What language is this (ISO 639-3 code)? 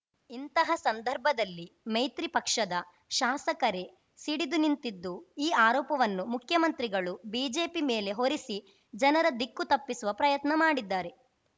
kan